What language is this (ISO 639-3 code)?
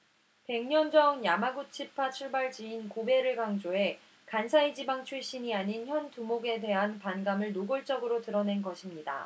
kor